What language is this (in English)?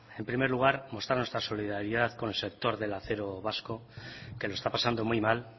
Spanish